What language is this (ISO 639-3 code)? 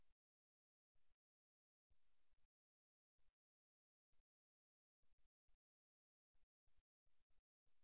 tam